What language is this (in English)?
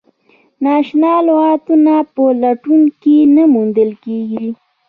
Pashto